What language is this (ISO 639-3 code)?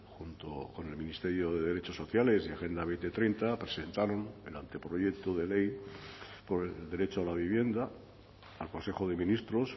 spa